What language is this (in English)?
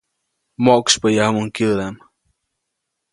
Copainalá Zoque